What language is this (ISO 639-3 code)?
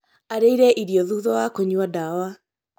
kik